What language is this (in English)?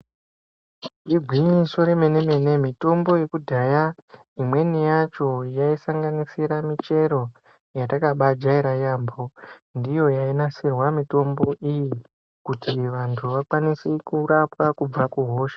Ndau